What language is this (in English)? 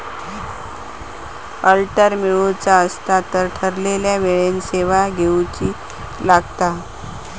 Marathi